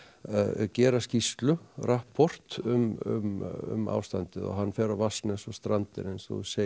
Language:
Icelandic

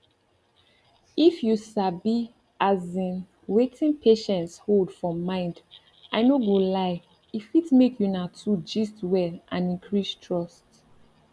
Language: Nigerian Pidgin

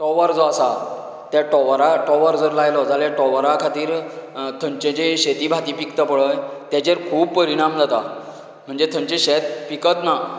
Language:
Konkani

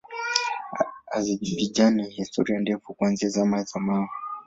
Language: Swahili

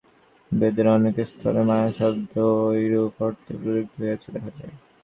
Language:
Bangla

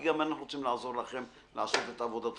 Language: Hebrew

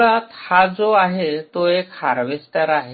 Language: Marathi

